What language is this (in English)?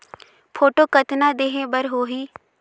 Chhattisgarhi